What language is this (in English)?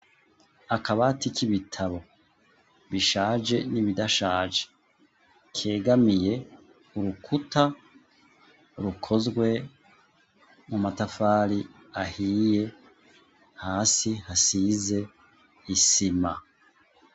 Rundi